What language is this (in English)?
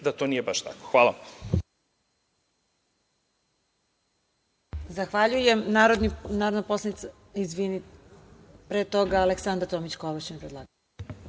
Serbian